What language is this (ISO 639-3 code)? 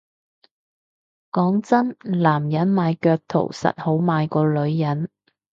yue